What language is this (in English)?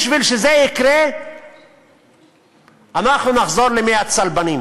Hebrew